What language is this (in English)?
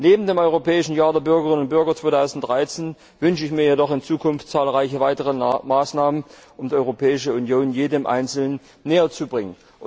German